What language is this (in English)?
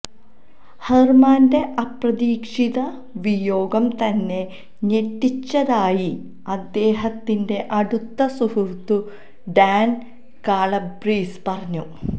Malayalam